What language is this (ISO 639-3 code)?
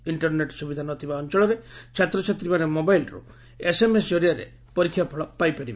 ori